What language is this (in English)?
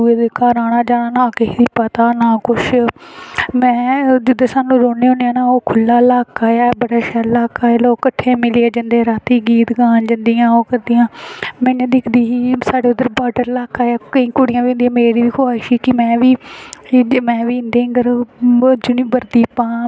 Dogri